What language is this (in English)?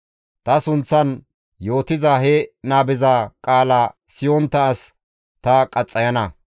Gamo